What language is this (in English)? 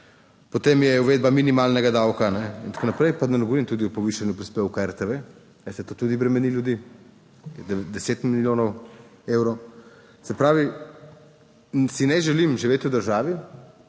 Slovenian